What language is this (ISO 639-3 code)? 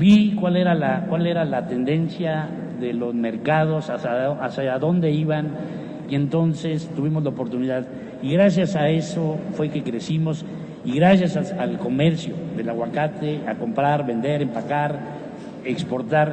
spa